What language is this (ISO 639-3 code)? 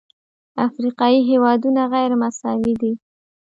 pus